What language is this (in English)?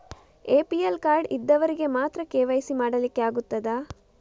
Kannada